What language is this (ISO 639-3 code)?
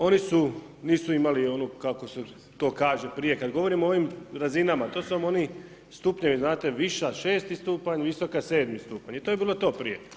hrv